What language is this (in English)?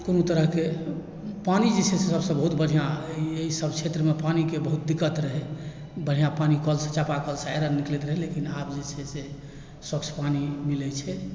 Maithili